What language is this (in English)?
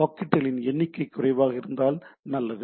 Tamil